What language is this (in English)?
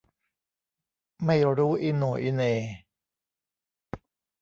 Thai